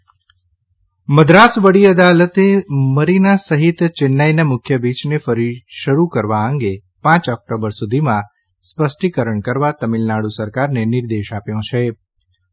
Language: Gujarati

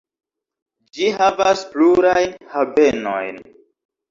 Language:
Esperanto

